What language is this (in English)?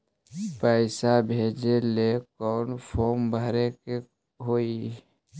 Magahi